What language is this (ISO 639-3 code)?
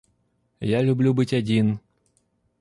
rus